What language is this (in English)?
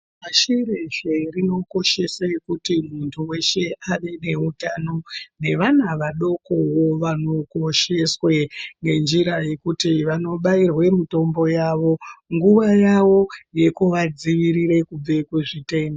Ndau